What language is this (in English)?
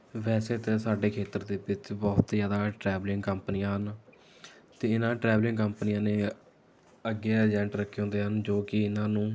Punjabi